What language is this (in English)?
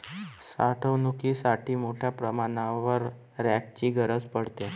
Marathi